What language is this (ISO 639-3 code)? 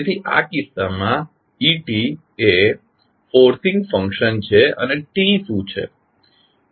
guj